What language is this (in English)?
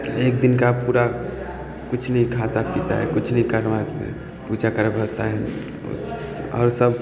Maithili